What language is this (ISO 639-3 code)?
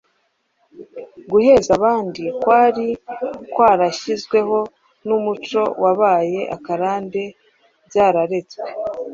kin